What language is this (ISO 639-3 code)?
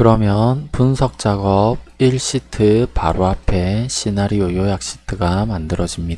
kor